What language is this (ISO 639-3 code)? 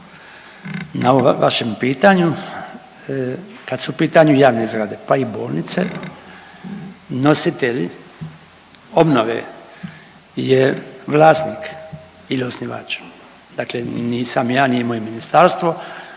hrv